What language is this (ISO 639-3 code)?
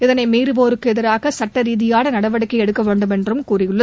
tam